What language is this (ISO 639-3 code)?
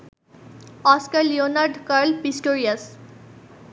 ben